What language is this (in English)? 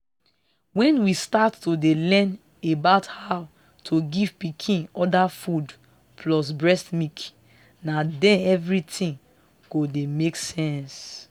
Nigerian Pidgin